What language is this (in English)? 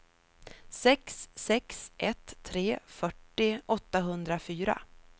Swedish